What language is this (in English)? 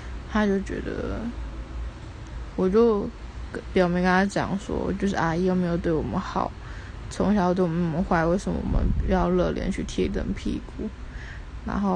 Chinese